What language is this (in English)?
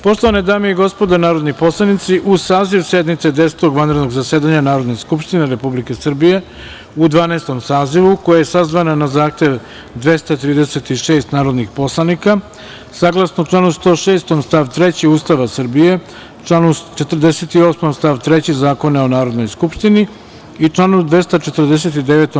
Serbian